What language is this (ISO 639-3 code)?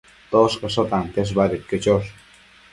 mcf